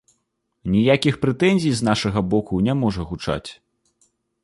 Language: Belarusian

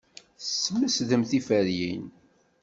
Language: Kabyle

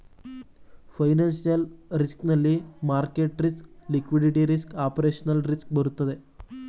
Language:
Kannada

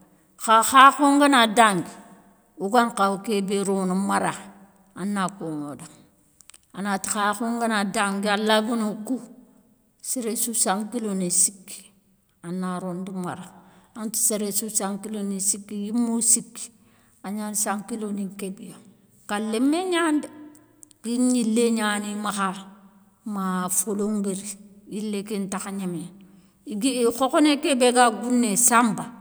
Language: Soninke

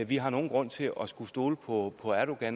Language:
Danish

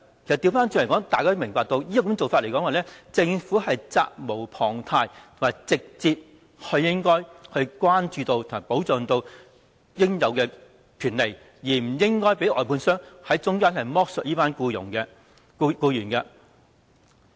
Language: Cantonese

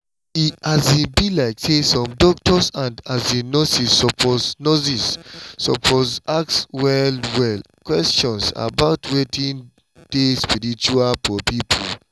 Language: Nigerian Pidgin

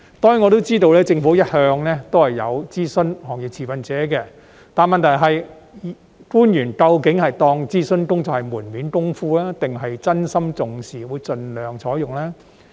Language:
Cantonese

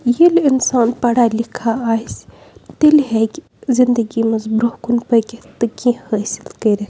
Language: Kashmiri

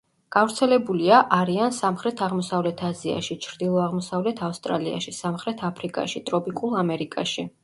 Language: Georgian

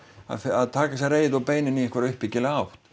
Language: Icelandic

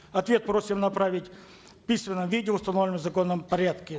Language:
Kazakh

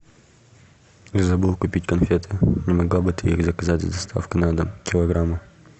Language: Russian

